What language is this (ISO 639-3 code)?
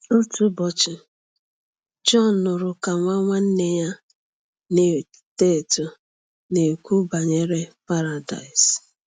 ibo